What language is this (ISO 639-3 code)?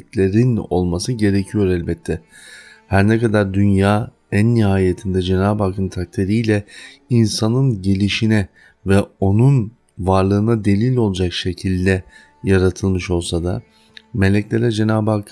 tur